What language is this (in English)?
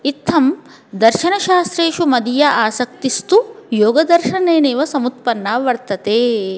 Sanskrit